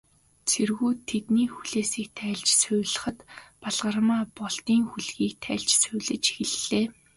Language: Mongolian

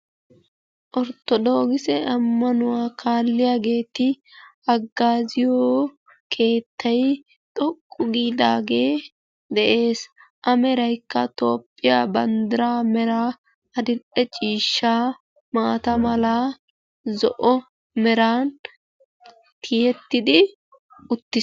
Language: Wolaytta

